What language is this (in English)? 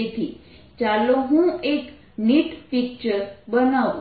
Gujarati